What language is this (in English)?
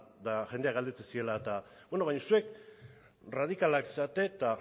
Basque